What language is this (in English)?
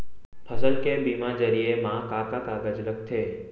Chhattisgarhi